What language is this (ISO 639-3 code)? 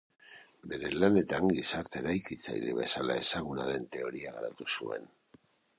eus